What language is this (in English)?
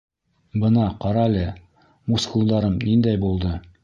Bashkir